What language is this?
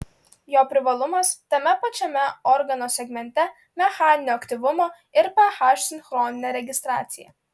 Lithuanian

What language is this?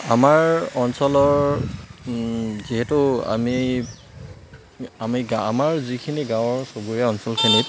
Assamese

